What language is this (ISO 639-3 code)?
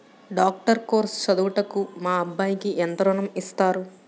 tel